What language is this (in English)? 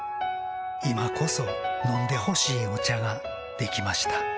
Japanese